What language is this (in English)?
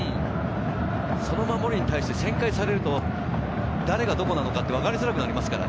Japanese